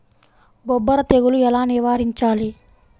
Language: Telugu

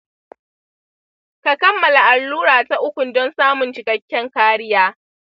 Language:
Hausa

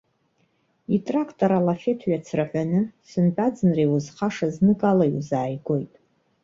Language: Abkhazian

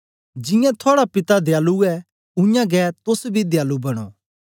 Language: Dogri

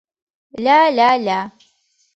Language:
Mari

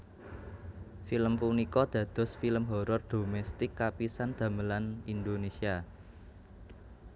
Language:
Javanese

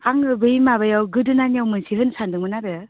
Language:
Bodo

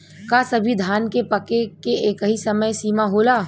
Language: Bhojpuri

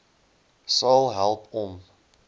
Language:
Afrikaans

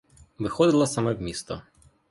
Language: Ukrainian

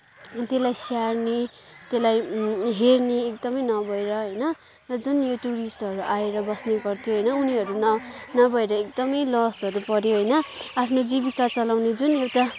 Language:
Nepali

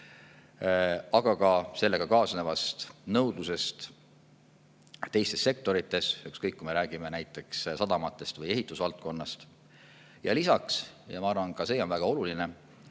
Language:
Estonian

